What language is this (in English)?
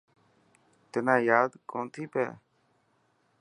Dhatki